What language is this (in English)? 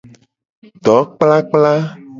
Gen